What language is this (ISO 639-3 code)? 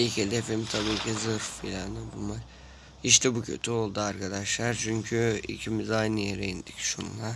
tur